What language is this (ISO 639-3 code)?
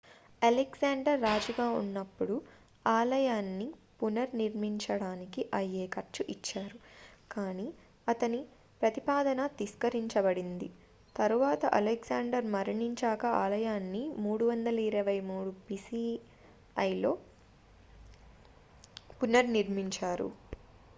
tel